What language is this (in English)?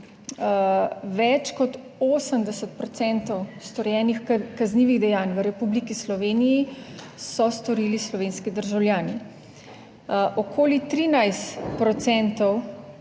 Slovenian